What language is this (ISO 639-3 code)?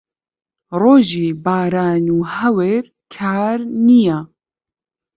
ckb